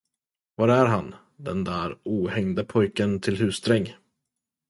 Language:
Swedish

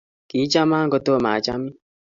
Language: Kalenjin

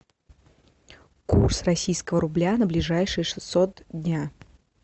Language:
Russian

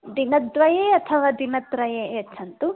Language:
Sanskrit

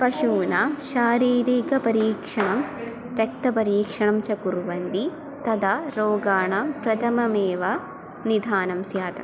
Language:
Sanskrit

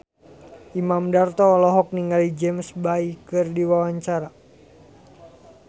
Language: Sundanese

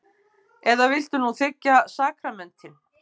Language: Icelandic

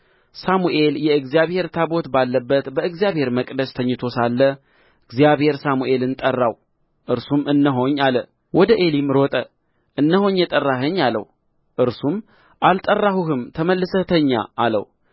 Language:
Amharic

